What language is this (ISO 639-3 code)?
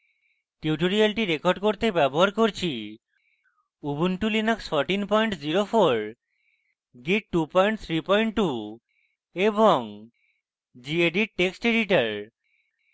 ben